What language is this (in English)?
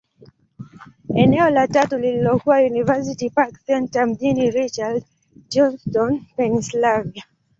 Swahili